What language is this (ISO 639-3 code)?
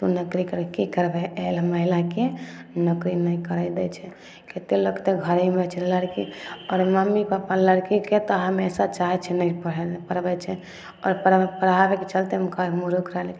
mai